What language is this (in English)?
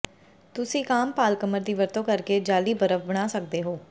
Punjabi